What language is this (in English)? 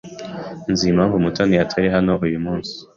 Kinyarwanda